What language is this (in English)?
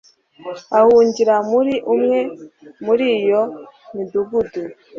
Kinyarwanda